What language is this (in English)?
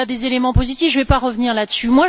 French